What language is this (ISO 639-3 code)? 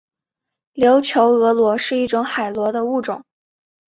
zho